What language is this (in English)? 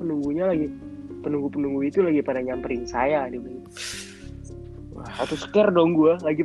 Indonesian